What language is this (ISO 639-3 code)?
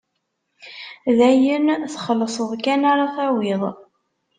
kab